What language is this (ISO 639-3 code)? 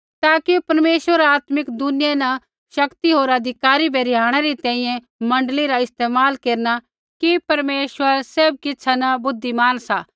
kfx